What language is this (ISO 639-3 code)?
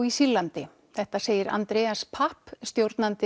isl